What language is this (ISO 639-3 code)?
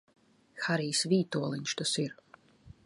lav